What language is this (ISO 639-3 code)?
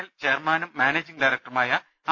mal